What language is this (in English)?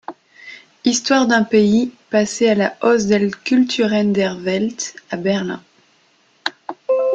French